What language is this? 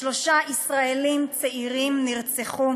Hebrew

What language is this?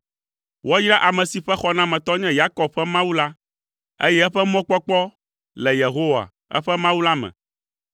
Ewe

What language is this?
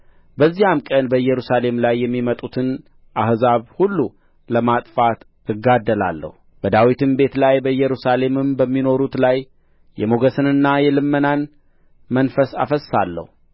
Amharic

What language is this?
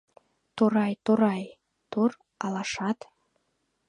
Mari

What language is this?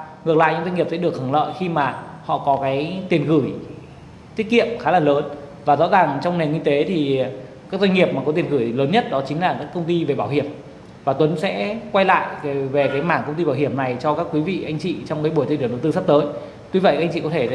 Vietnamese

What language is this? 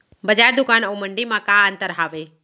Chhattisgarhi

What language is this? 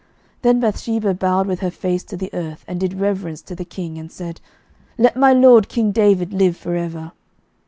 English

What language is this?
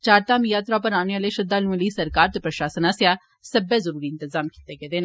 Dogri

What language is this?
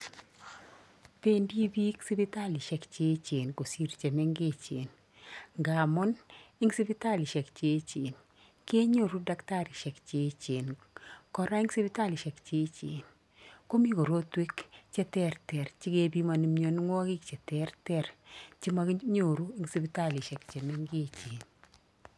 Kalenjin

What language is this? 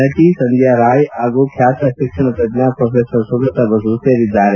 Kannada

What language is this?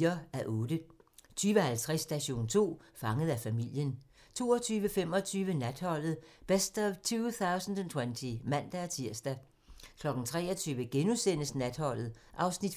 Danish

